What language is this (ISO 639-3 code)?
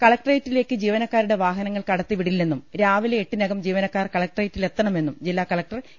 mal